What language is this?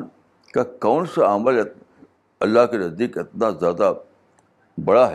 Urdu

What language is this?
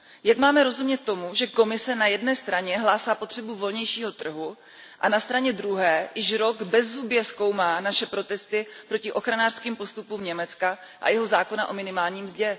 Czech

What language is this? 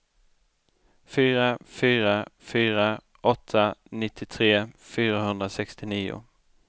Swedish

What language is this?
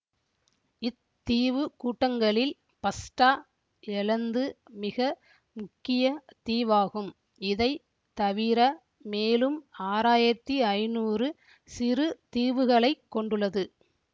Tamil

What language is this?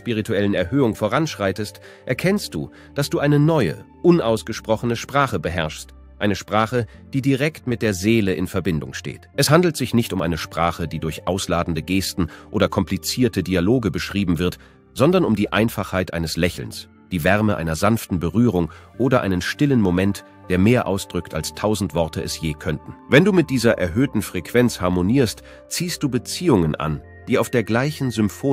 German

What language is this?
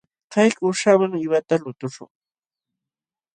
Jauja Wanca Quechua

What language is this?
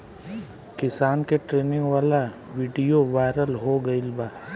Bhojpuri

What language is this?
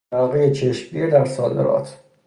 Persian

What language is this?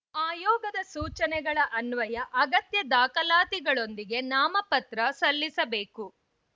Kannada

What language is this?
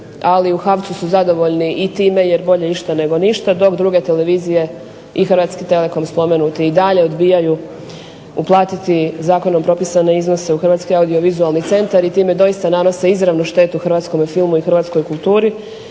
Croatian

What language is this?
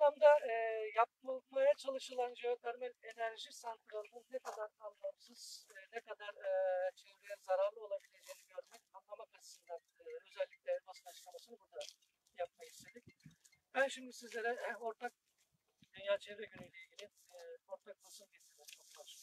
Turkish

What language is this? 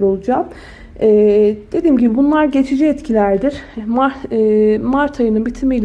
Turkish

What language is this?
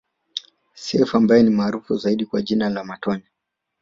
Swahili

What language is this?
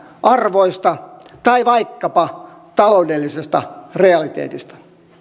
Finnish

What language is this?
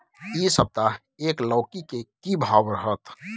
Maithili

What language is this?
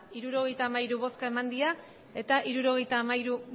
Basque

